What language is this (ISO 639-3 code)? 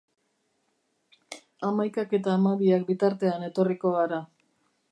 eus